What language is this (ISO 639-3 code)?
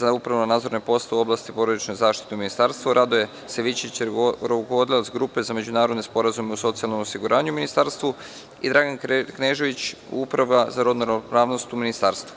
srp